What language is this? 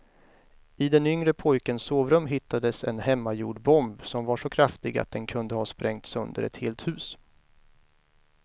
Swedish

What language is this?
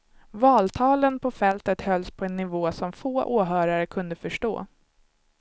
Swedish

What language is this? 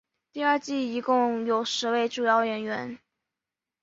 Chinese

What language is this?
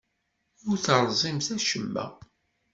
Kabyle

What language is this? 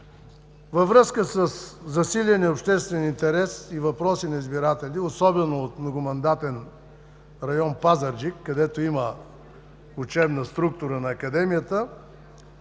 Bulgarian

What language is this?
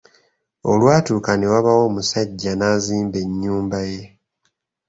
Ganda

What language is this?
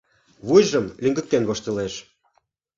Mari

